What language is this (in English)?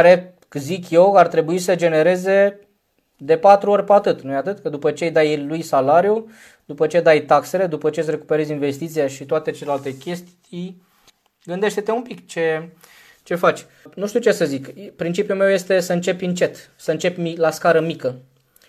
Romanian